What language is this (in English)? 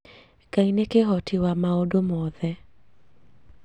Kikuyu